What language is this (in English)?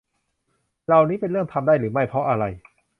Thai